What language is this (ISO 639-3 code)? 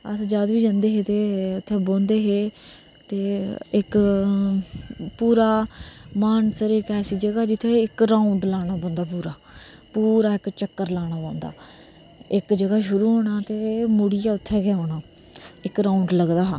doi